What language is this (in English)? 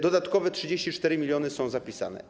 Polish